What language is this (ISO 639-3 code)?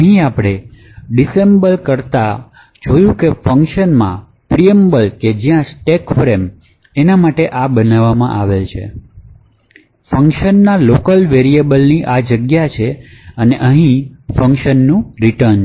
guj